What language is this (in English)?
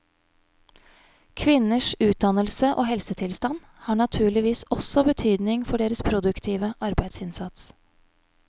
Norwegian